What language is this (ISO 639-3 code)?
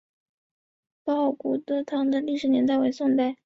zho